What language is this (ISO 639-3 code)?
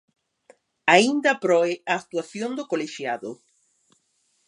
glg